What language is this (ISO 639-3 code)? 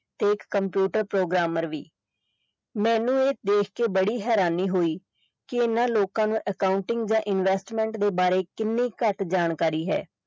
pan